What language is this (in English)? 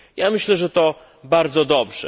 Polish